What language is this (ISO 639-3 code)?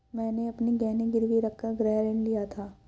hin